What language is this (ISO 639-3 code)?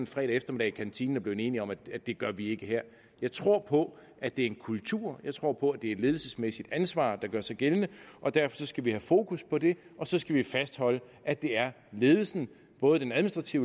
dan